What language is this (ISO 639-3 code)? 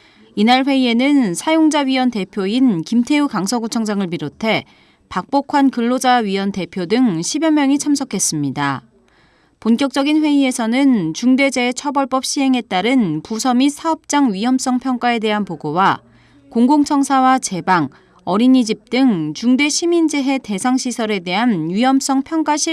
kor